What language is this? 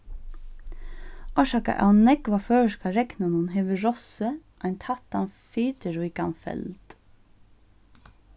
Faroese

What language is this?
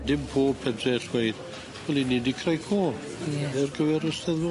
Welsh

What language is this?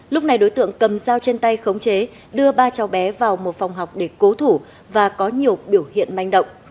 Vietnamese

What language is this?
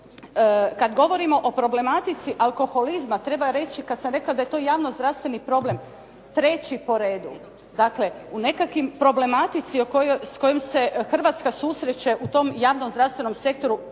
Croatian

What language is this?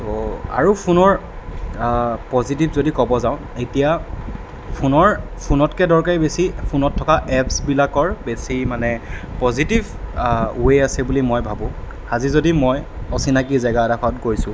Assamese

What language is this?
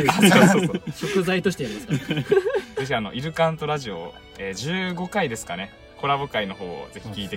Japanese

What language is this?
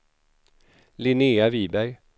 Swedish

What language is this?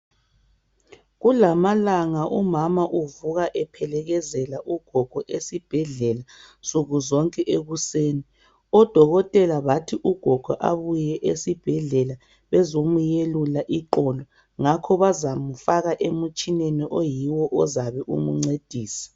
North Ndebele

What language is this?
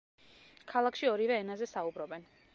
Georgian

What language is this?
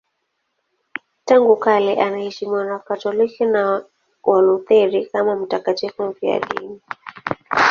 Swahili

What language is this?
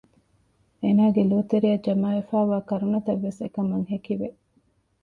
Divehi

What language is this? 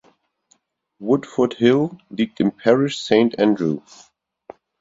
German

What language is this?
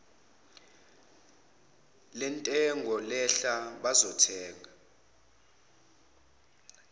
Zulu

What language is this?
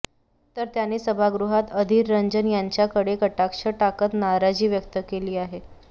Marathi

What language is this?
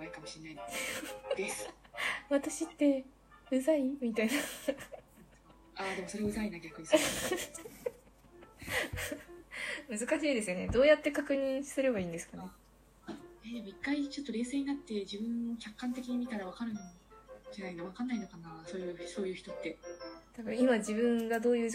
Japanese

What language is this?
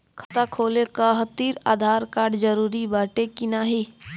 Bhojpuri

